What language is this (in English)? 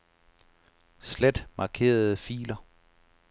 Danish